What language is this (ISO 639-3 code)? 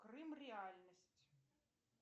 rus